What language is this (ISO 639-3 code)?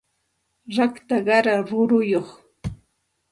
qxt